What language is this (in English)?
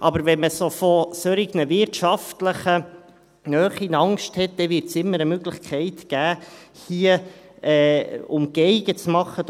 Swiss German